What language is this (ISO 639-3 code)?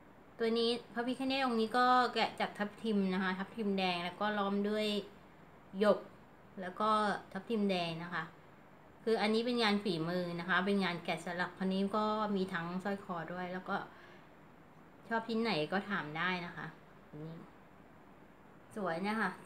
tha